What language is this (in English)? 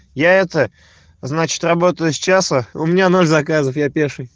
Russian